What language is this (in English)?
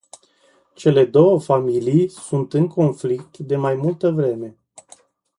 Romanian